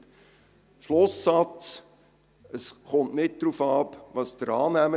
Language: Swiss German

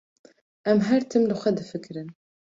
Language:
Kurdish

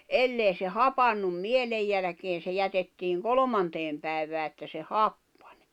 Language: Finnish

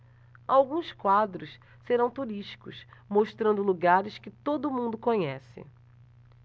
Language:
Portuguese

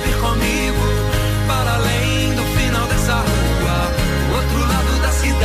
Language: Portuguese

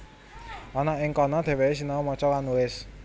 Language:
Javanese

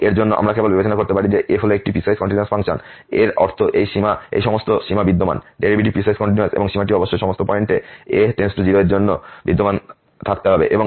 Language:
Bangla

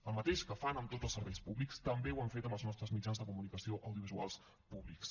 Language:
Catalan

